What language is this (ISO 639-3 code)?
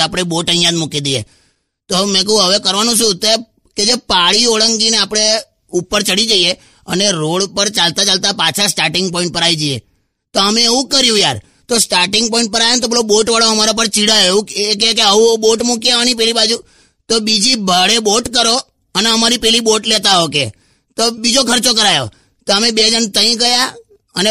hin